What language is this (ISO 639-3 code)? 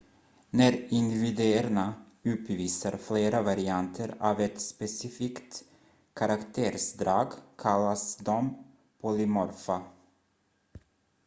swe